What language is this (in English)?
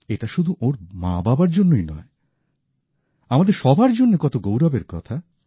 Bangla